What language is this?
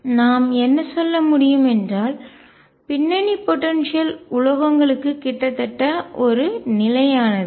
Tamil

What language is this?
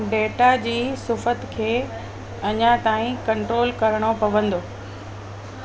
Sindhi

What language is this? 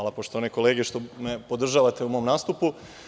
Serbian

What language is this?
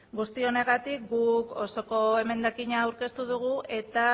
Basque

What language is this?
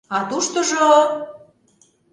Mari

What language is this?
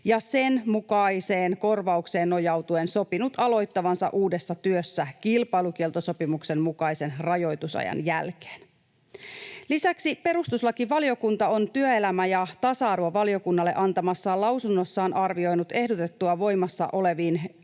Finnish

